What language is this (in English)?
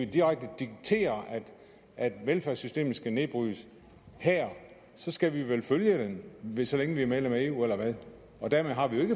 Danish